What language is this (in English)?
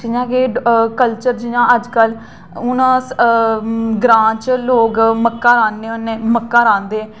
Dogri